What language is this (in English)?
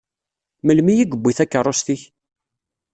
Kabyle